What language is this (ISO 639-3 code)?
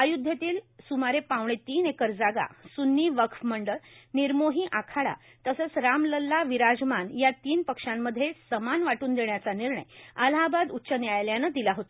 mar